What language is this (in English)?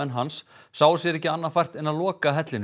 Icelandic